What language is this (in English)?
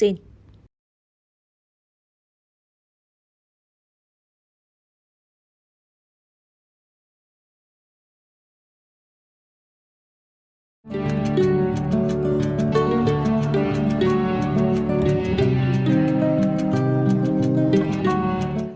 Vietnamese